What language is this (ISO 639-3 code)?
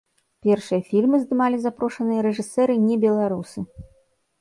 bel